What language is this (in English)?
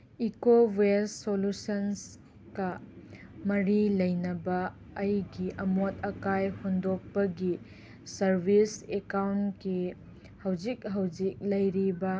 Manipuri